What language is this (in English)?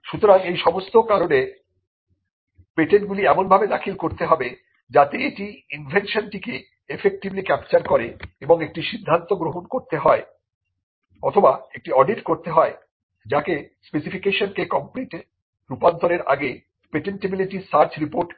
Bangla